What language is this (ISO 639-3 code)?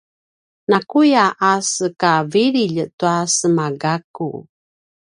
pwn